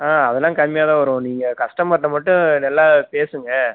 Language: Tamil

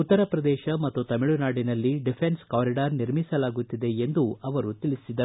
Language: Kannada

